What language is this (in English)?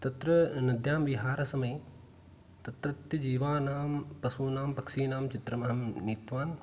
Sanskrit